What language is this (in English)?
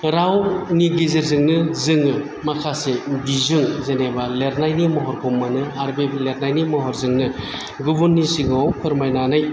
Bodo